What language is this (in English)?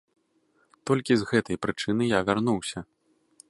Belarusian